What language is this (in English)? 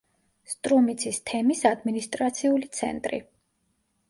Georgian